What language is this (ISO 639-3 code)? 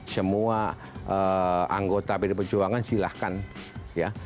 ind